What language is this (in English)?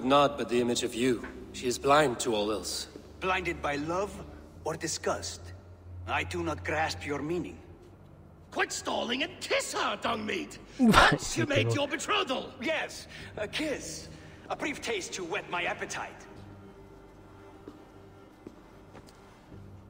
Vietnamese